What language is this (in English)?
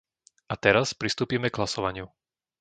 Slovak